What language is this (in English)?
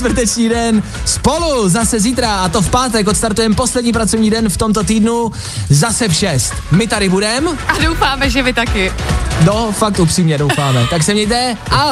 Czech